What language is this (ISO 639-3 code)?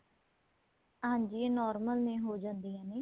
pan